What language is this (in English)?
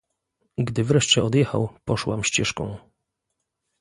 Polish